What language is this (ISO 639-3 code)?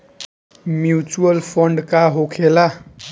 bho